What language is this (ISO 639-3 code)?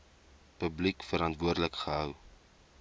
afr